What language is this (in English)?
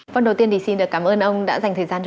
Vietnamese